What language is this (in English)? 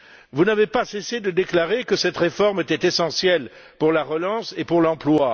French